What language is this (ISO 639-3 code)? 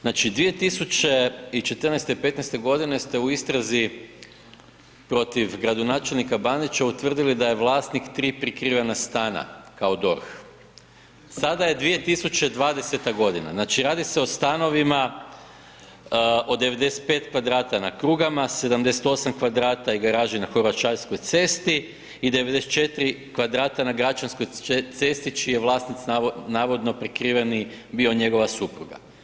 hrv